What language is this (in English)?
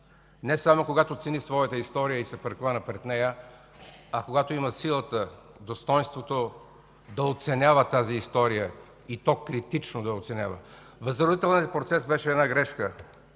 Bulgarian